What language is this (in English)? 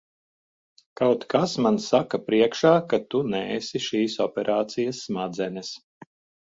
Latvian